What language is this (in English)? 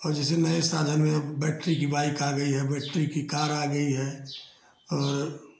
Hindi